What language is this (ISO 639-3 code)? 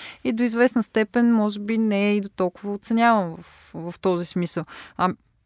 bul